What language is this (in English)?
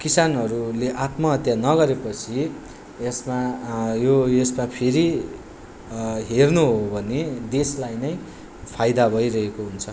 Nepali